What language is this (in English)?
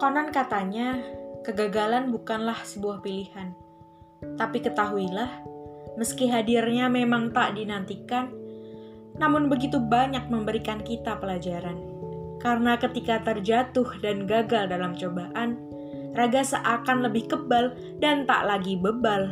Indonesian